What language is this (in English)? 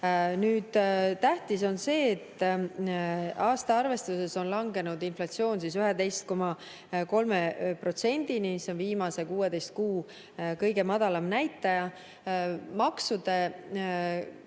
Estonian